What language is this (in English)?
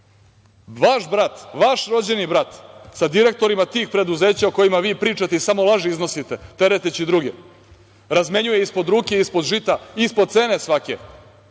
Serbian